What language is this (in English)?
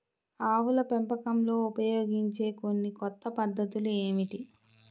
Telugu